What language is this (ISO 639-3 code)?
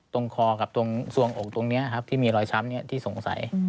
tha